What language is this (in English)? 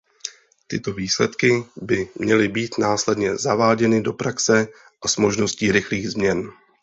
Czech